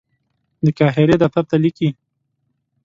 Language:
Pashto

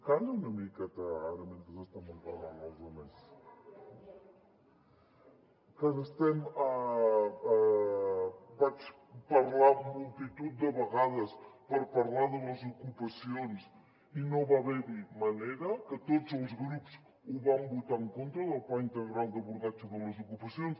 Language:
Catalan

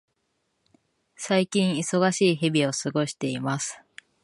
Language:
Japanese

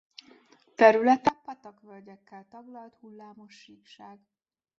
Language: Hungarian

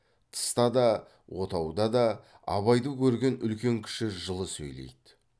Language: Kazakh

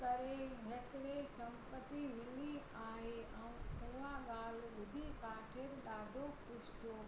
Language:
Sindhi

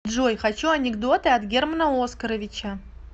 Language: Russian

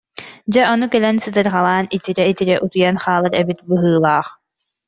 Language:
Yakut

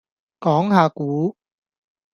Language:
Cantonese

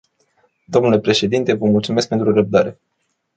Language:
Romanian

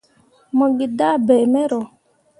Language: Mundang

